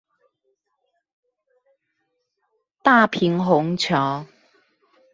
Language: Chinese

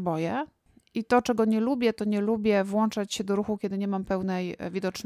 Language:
Polish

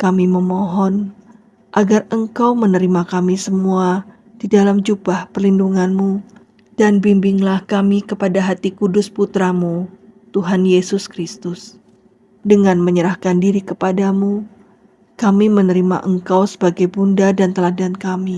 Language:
Indonesian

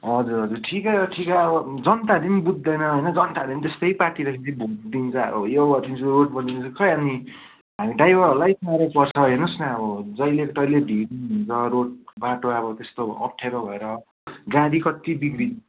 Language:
Nepali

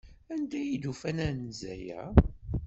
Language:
Kabyle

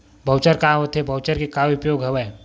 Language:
Chhattisgarhi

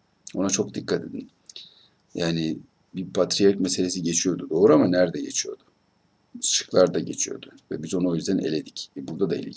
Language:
Turkish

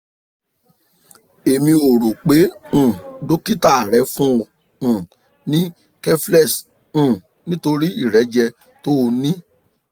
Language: Yoruba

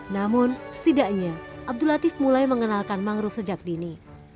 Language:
Indonesian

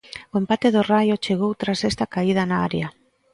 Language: Galician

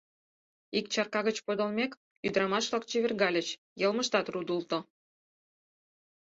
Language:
Mari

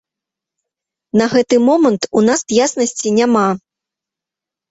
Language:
Belarusian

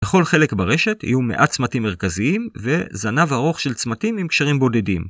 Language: Hebrew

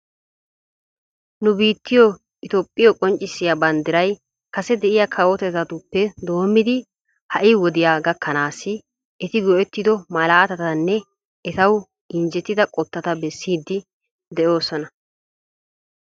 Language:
Wolaytta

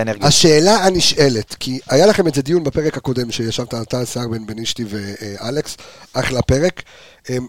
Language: Hebrew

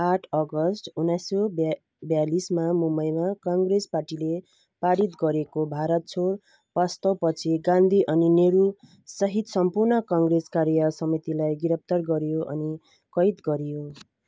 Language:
Nepali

